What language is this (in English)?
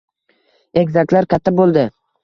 Uzbek